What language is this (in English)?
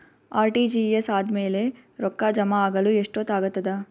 Kannada